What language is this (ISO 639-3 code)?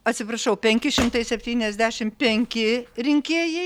lit